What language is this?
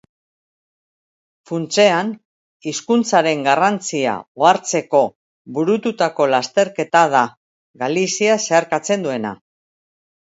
Basque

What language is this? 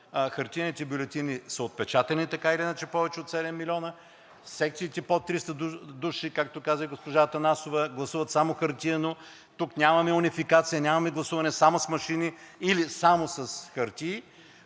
Bulgarian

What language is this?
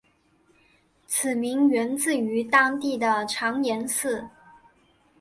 Chinese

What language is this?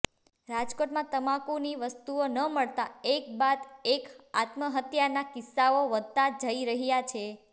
Gujarati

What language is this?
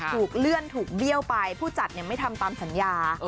Thai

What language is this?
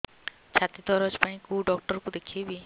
Odia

